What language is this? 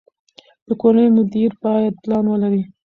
Pashto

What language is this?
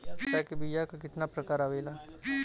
Bhojpuri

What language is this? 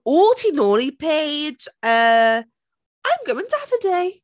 Welsh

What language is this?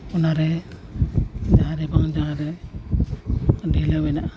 Santali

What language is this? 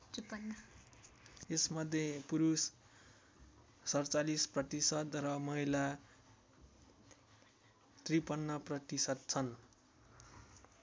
Nepali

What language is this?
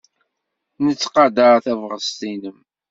Kabyle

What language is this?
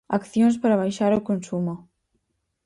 Galician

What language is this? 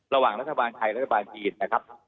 Thai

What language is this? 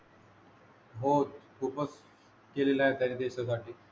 Marathi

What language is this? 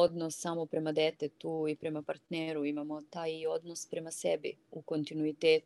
Croatian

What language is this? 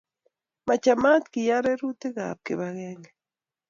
Kalenjin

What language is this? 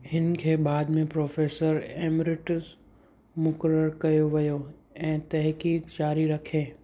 Sindhi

